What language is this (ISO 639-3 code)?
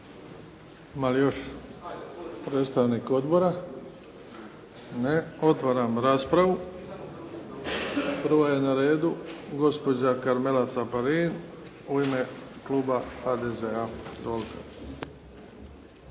hrv